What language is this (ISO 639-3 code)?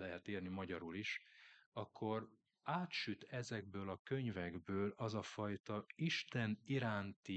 hun